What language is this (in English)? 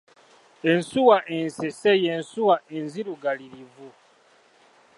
Ganda